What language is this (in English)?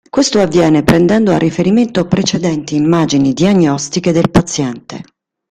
Italian